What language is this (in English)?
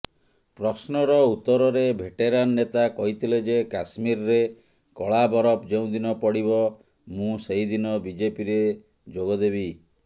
Odia